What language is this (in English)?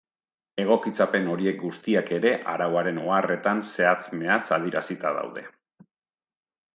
Basque